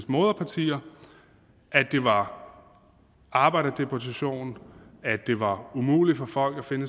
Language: Danish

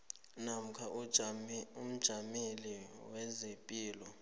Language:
South Ndebele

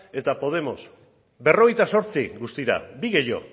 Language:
Basque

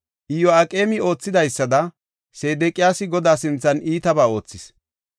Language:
Gofa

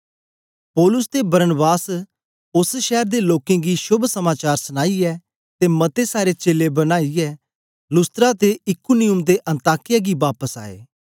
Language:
Dogri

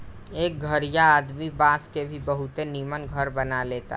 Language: Bhojpuri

